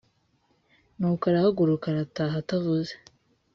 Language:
Kinyarwanda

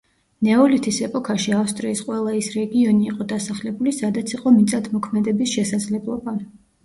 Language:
Georgian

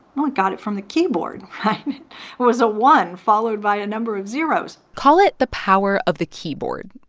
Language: English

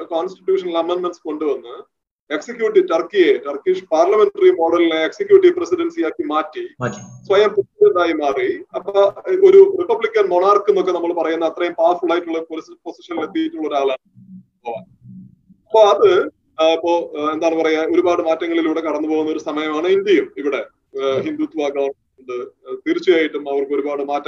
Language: Malayalam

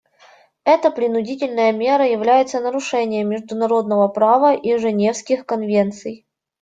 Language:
Russian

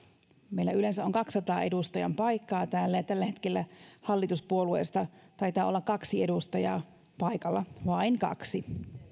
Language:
Finnish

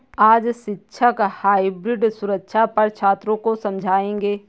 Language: Hindi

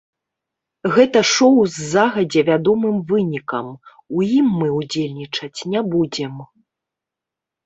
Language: Belarusian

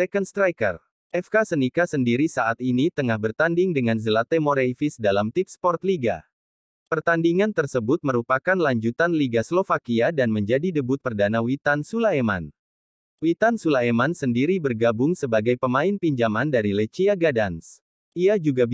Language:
Indonesian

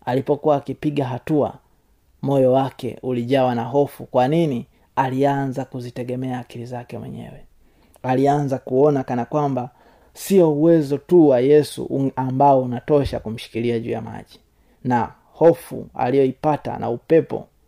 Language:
Swahili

